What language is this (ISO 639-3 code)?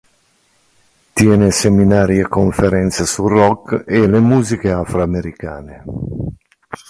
ita